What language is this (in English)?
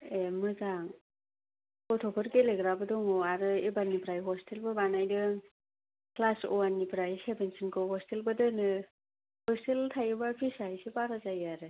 Bodo